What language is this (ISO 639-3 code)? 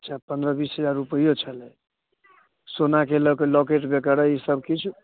mai